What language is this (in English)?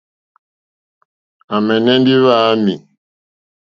Mokpwe